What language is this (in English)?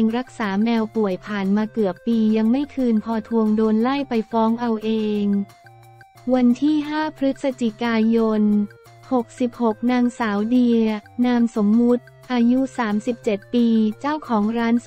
Thai